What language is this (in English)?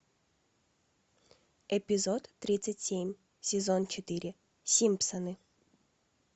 Russian